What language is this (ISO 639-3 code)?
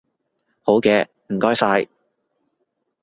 yue